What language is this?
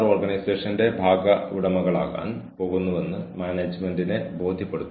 Malayalam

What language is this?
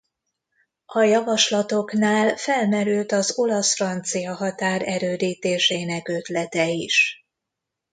Hungarian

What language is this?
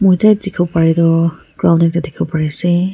Naga Pidgin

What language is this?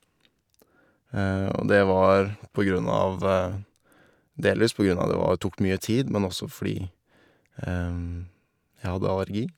Norwegian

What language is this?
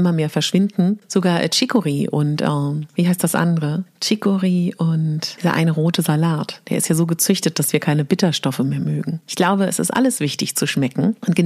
German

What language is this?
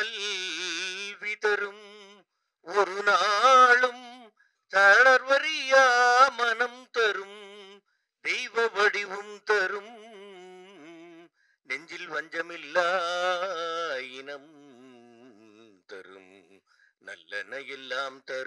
Tamil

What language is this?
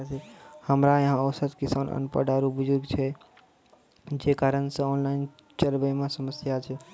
Maithili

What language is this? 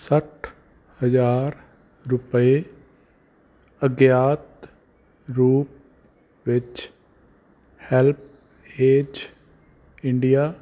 Punjabi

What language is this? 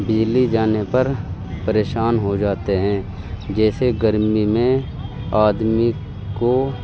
Urdu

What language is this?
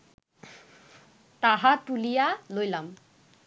Bangla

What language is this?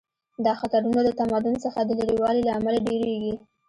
Pashto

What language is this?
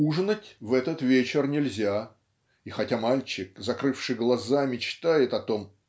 Russian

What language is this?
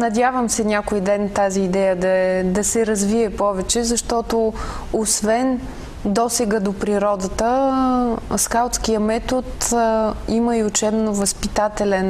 Bulgarian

